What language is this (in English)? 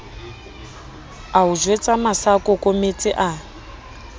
Southern Sotho